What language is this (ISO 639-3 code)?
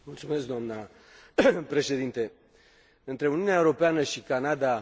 ron